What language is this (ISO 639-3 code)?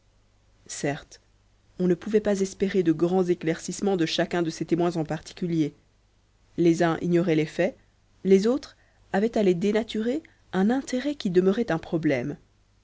fra